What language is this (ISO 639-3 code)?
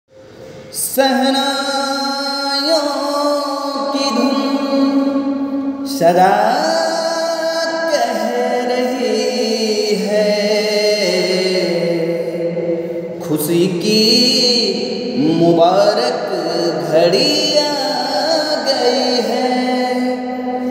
ara